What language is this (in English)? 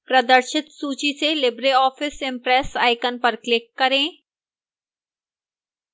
Hindi